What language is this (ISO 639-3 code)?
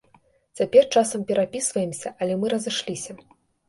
bel